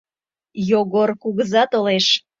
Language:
Mari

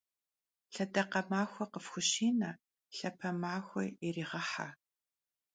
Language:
Kabardian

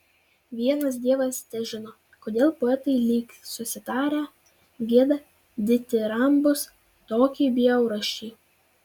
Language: Lithuanian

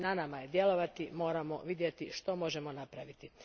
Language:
Croatian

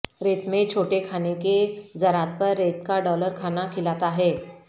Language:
Urdu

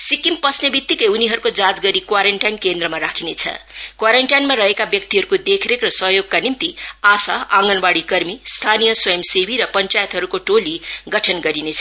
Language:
Nepali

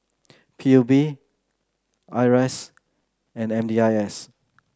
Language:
English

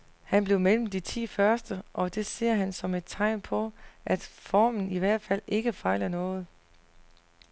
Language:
Danish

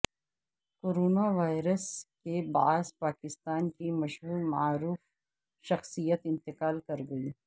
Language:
Urdu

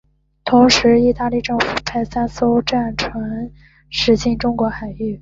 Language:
Chinese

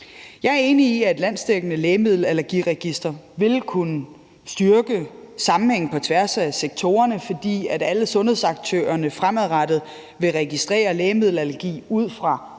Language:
Danish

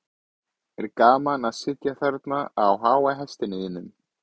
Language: Icelandic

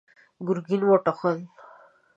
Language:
Pashto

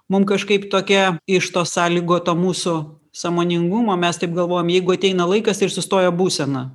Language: Lithuanian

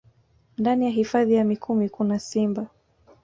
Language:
Swahili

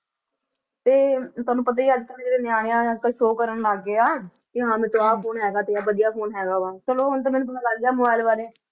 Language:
Punjabi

